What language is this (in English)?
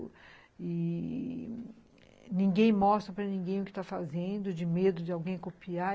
Portuguese